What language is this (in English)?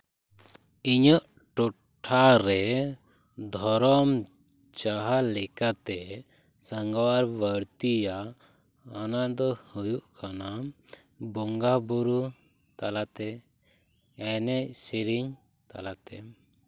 Santali